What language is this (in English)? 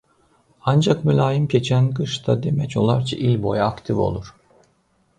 Azerbaijani